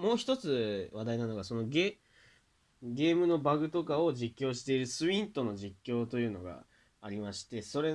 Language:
Japanese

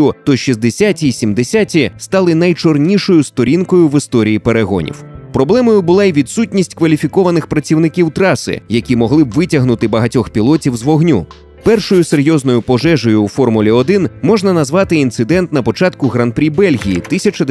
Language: Ukrainian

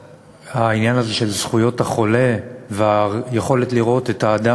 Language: Hebrew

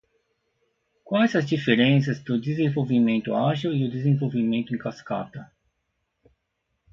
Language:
Portuguese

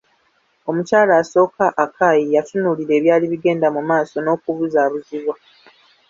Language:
Ganda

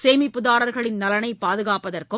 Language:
Tamil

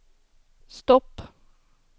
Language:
Swedish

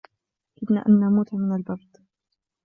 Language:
Arabic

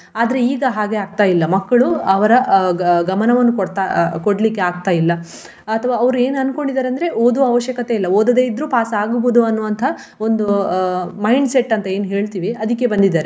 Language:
Kannada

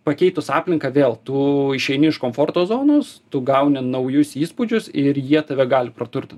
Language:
Lithuanian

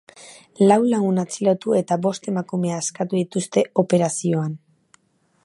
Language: Basque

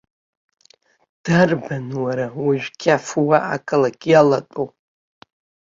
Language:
Abkhazian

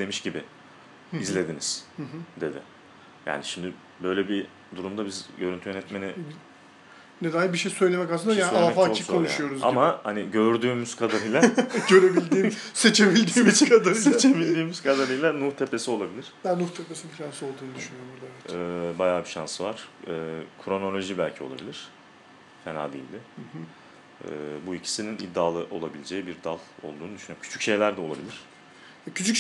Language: Turkish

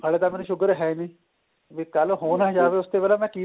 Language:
Punjabi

